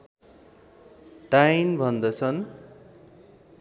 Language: Nepali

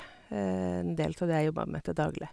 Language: Norwegian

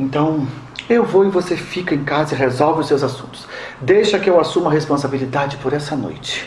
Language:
Portuguese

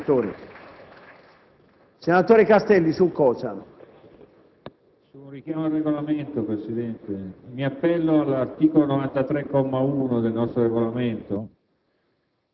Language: Italian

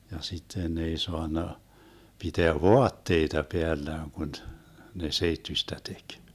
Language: Finnish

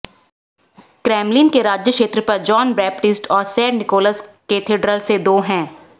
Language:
Hindi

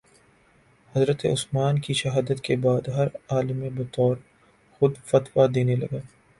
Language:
Urdu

